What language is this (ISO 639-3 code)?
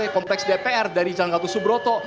ind